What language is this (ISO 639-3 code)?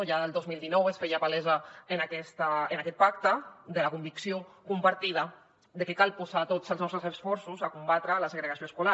cat